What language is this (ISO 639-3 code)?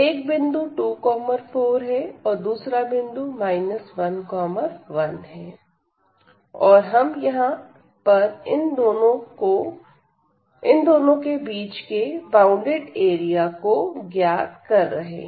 hin